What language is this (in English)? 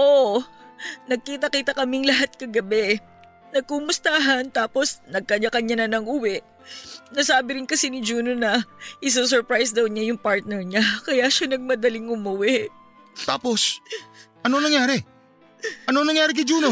Filipino